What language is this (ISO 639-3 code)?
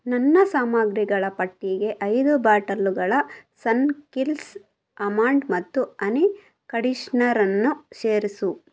kan